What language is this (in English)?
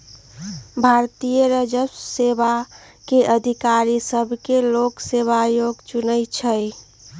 Magahi